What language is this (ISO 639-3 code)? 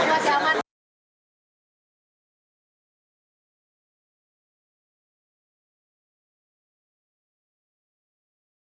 ind